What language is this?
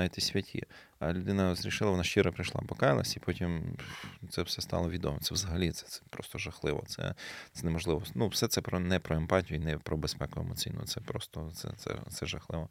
Ukrainian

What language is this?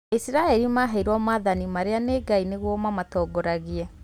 Kikuyu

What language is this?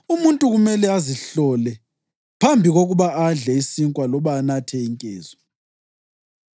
North Ndebele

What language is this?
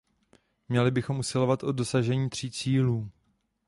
Czech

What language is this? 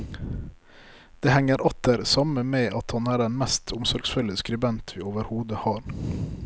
Norwegian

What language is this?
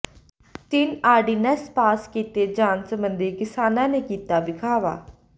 Punjabi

